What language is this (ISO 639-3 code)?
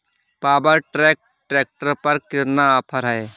hin